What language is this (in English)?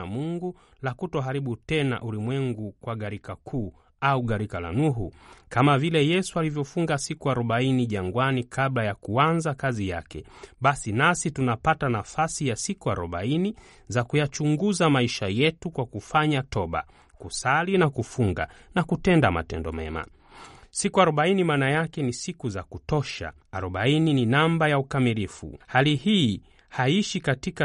Swahili